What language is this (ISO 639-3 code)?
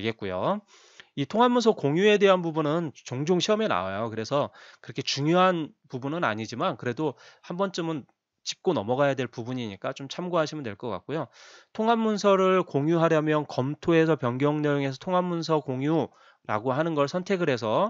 kor